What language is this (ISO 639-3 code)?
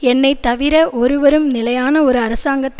tam